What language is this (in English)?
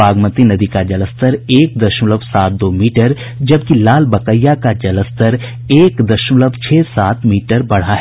Hindi